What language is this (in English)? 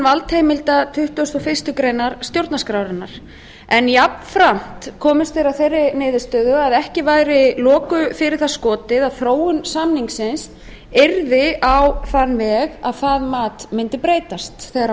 Icelandic